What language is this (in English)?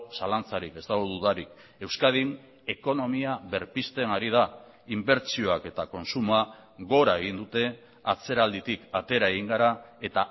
Basque